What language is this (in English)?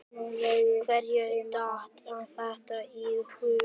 Icelandic